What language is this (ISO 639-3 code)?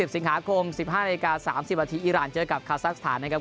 tha